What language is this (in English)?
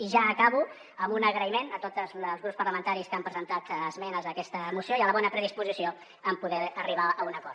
Catalan